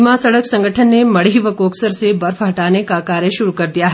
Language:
Hindi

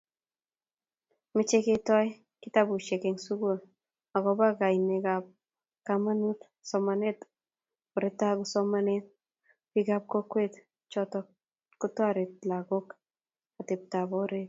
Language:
Kalenjin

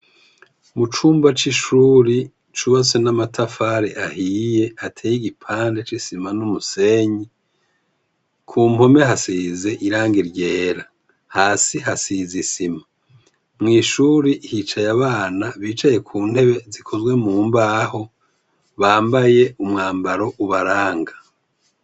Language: Rundi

